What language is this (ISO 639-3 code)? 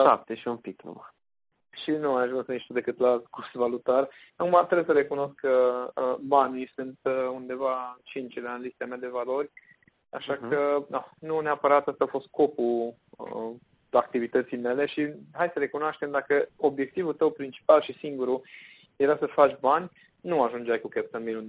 ron